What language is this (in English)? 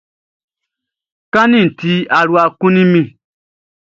Baoulé